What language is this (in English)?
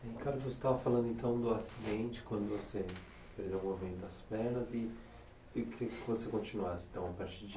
Portuguese